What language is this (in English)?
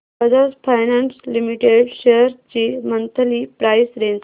Marathi